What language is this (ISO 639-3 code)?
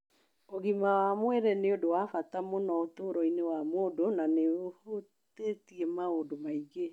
kik